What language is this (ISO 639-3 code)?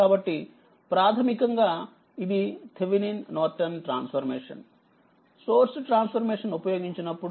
tel